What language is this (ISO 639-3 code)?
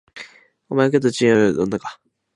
jpn